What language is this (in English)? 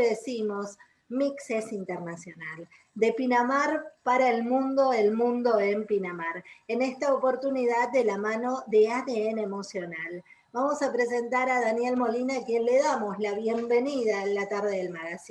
Spanish